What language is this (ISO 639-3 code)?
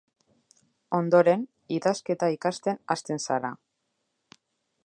eus